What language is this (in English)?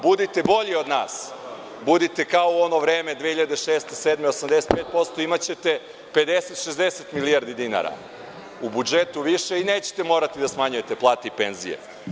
Serbian